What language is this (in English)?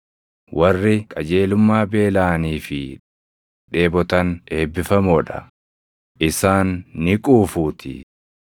Oromo